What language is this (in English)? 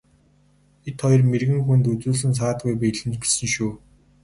Mongolian